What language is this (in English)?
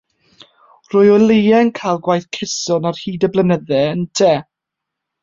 Welsh